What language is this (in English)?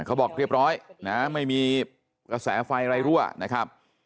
Thai